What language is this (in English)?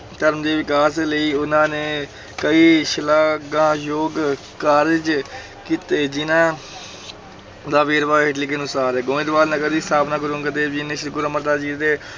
Punjabi